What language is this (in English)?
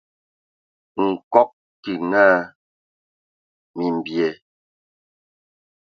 Ewondo